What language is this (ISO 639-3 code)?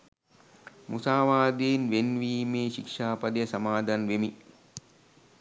sin